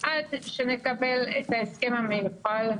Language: Hebrew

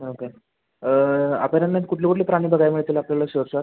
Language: Marathi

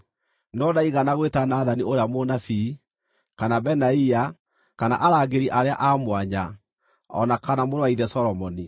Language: Kikuyu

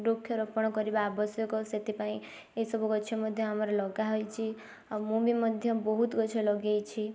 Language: Odia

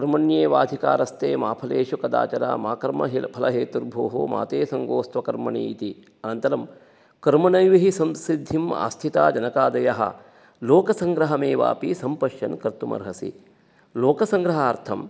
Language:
Sanskrit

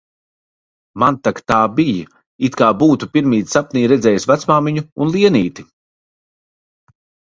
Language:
Latvian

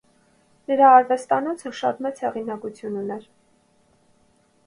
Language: Armenian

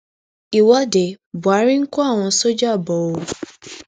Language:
Yoruba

